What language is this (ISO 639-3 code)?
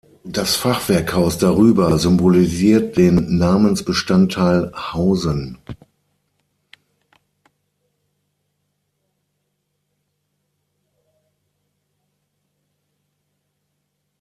deu